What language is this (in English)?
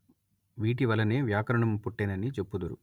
Telugu